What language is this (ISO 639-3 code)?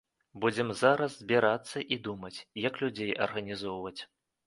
bel